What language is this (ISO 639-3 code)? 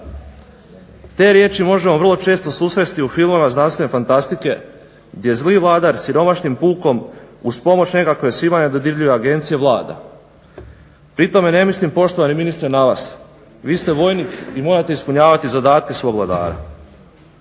hrv